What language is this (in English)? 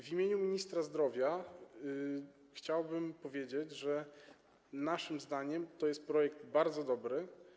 Polish